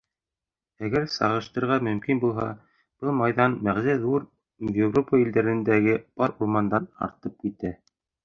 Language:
Bashkir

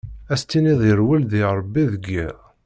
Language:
Kabyle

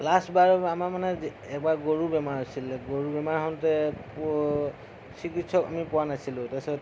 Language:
Assamese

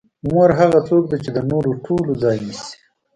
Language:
Pashto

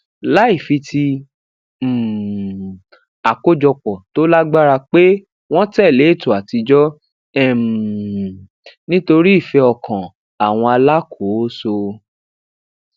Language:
Yoruba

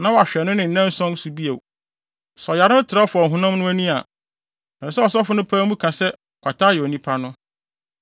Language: Akan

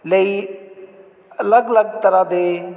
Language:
Punjabi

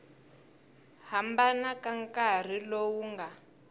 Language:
Tsonga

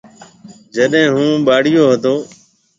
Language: Marwari (Pakistan)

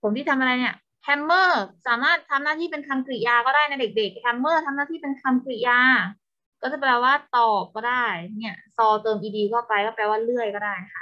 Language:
Thai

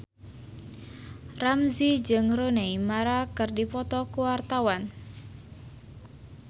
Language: Sundanese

